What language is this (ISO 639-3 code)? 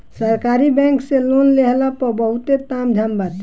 bho